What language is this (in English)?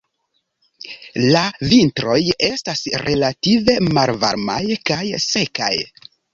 Esperanto